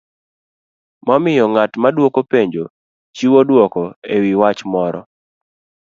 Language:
Luo (Kenya and Tanzania)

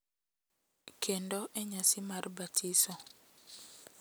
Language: Luo (Kenya and Tanzania)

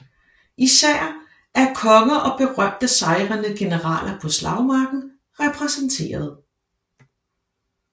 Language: Danish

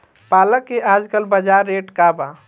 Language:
Bhojpuri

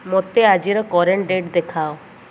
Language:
Odia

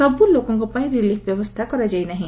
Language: Odia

